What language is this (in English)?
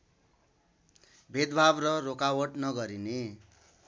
Nepali